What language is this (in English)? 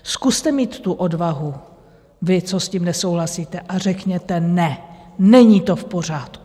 Czech